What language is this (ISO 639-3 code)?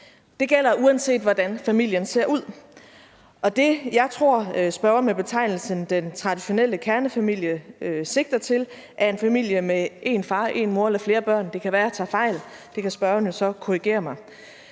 dan